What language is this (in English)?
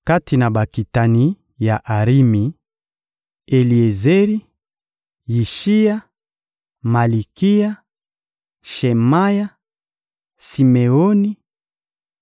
Lingala